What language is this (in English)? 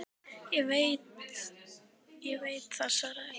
Icelandic